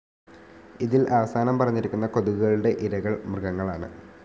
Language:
Malayalam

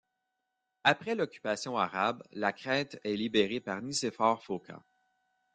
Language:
French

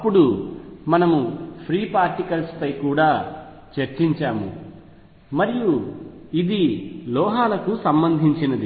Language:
Telugu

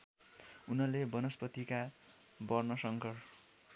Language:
Nepali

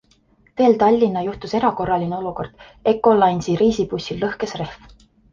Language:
Estonian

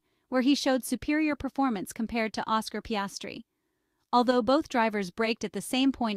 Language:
English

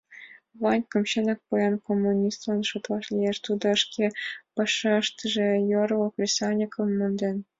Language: Mari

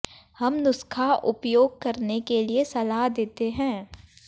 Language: Hindi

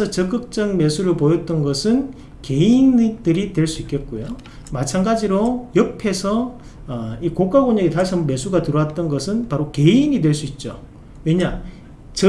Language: Korean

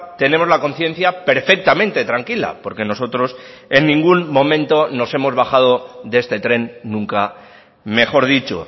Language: Spanish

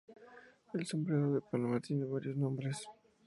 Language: Spanish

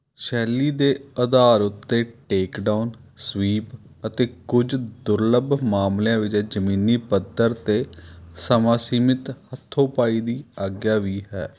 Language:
Punjabi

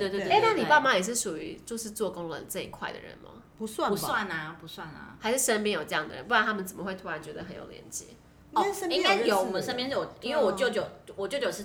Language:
Chinese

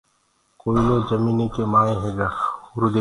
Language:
Gurgula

